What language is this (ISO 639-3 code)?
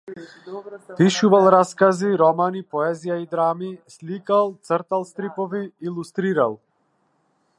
mkd